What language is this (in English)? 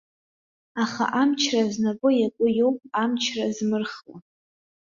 Abkhazian